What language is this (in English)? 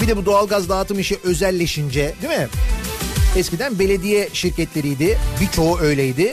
Turkish